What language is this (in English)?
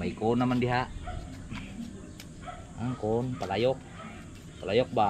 Filipino